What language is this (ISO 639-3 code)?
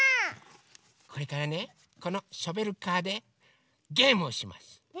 jpn